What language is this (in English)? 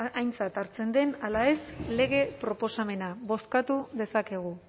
Basque